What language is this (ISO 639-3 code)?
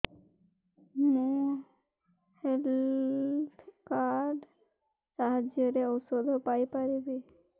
ori